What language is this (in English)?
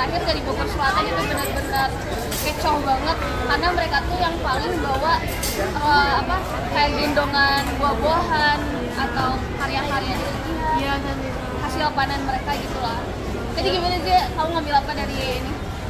Indonesian